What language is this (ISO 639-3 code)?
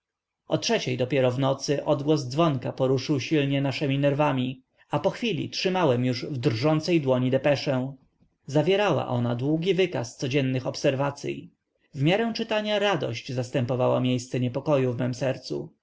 pol